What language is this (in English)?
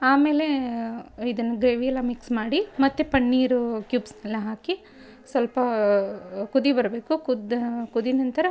Kannada